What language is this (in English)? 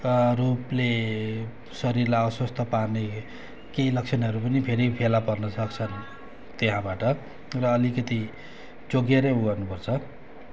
Nepali